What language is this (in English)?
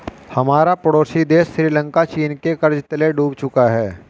Hindi